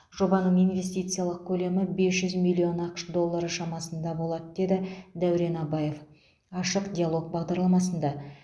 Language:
Kazakh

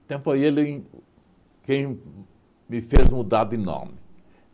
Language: Portuguese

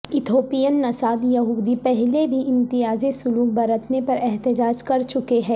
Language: Urdu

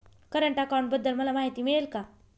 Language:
Marathi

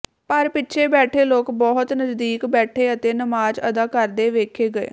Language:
Punjabi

